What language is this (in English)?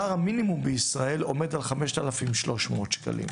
Hebrew